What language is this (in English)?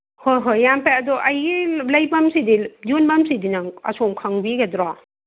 Manipuri